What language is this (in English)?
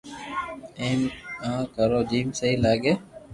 Loarki